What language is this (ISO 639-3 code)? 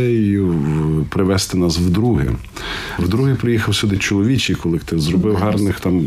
ukr